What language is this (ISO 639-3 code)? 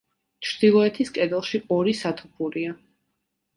kat